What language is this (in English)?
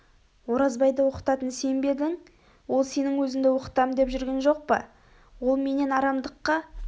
Kazakh